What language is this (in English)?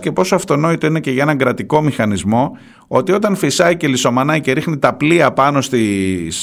Greek